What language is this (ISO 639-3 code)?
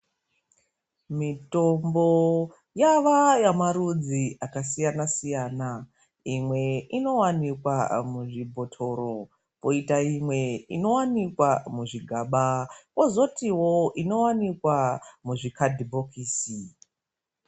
ndc